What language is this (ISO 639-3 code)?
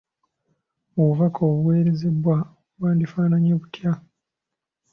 lug